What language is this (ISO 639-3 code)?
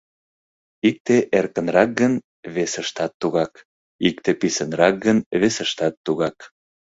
chm